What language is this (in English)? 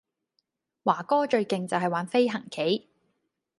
Cantonese